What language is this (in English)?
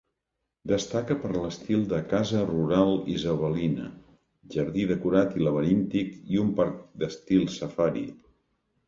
Catalan